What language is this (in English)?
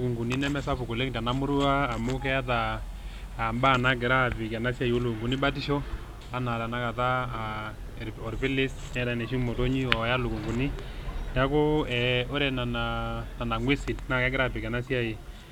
Masai